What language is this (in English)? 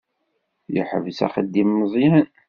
Kabyle